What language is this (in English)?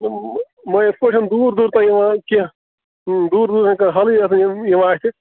Kashmiri